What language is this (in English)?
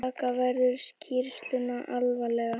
Icelandic